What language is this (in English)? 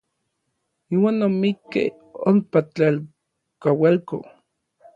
Orizaba Nahuatl